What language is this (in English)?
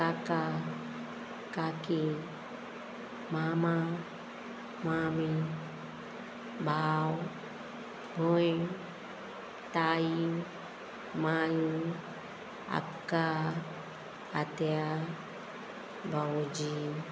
Konkani